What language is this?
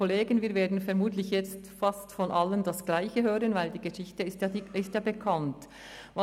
Swiss German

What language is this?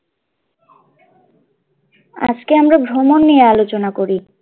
Bangla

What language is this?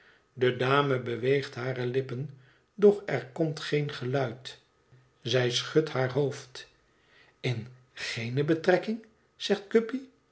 Dutch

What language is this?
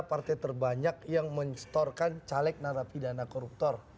Indonesian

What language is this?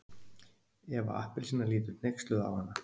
Icelandic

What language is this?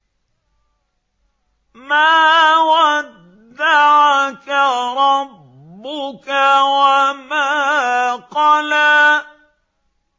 Arabic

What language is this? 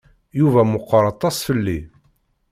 Kabyle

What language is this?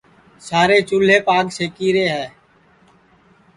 Sansi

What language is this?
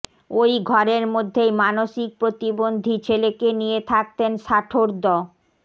Bangla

